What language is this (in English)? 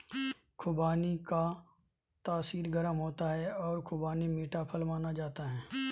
Hindi